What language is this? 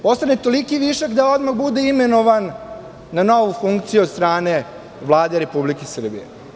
Serbian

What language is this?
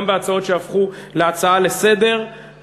Hebrew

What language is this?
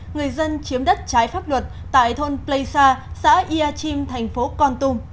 Vietnamese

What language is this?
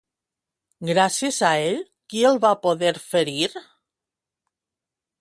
Catalan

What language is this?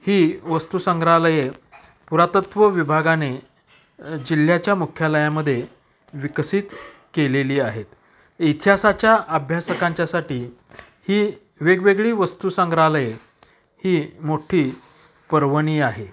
Marathi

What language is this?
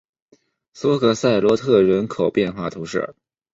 Chinese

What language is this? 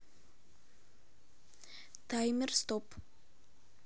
Russian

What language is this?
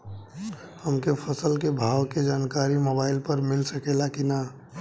Bhojpuri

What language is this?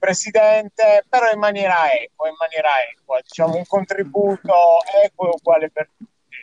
Italian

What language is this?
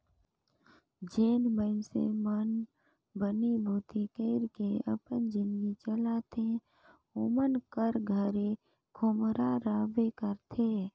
Chhattisgarhi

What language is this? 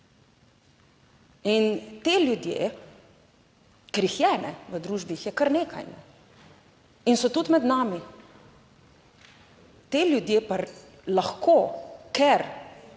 Slovenian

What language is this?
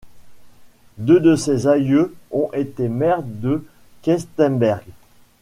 French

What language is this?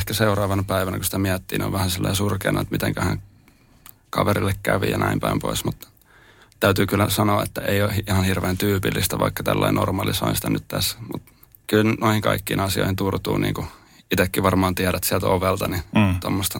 Finnish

